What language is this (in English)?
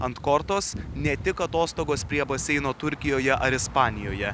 Lithuanian